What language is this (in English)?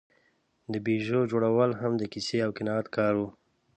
Pashto